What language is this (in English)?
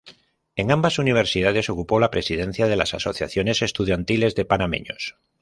Spanish